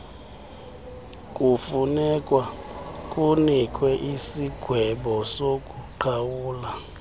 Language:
Xhosa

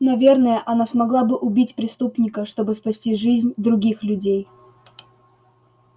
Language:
Russian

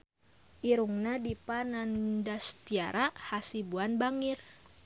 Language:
Sundanese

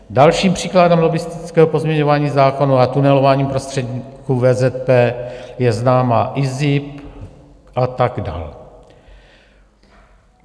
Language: Czech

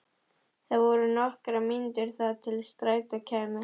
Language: Icelandic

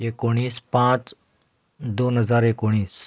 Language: Konkani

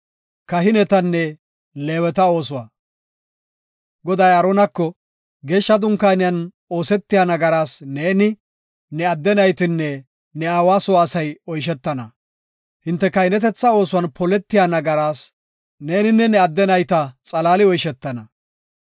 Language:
Gofa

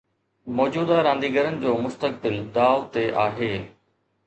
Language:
Sindhi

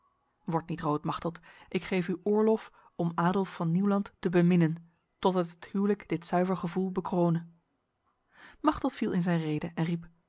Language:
Dutch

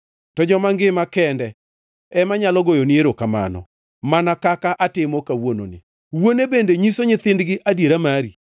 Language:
Luo (Kenya and Tanzania)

